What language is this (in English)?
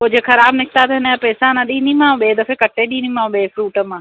Sindhi